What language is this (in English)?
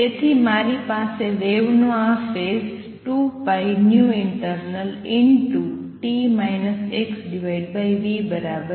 Gujarati